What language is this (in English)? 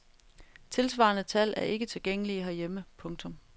Danish